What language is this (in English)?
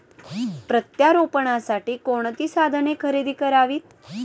Marathi